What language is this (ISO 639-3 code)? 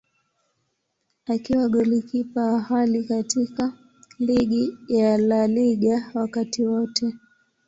swa